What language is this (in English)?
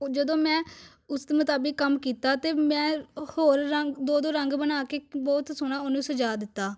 Punjabi